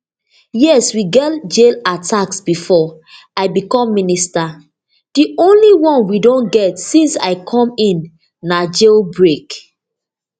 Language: Nigerian Pidgin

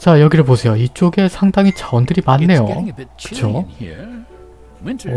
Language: Korean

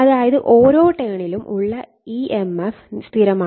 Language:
Malayalam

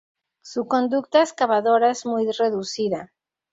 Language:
Spanish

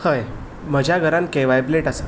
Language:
Konkani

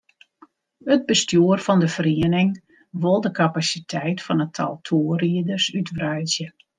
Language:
Western Frisian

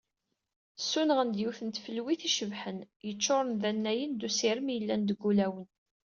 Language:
Kabyle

